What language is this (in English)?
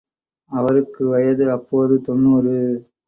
Tamil